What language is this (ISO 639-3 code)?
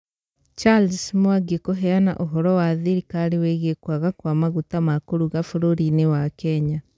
kik